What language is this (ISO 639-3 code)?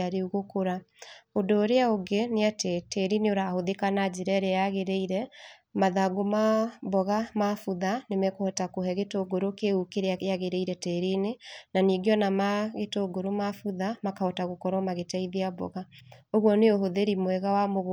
kik